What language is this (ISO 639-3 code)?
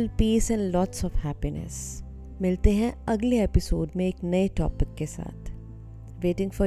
hin